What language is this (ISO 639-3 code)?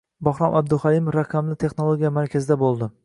uzb